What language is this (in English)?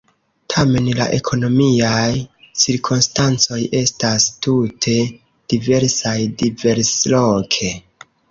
Esperanto